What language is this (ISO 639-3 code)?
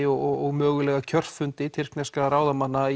isl